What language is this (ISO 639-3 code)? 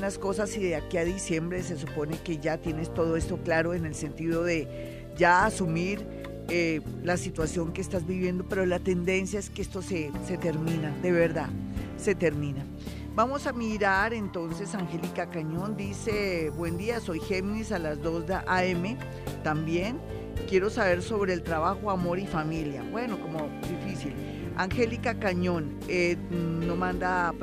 spa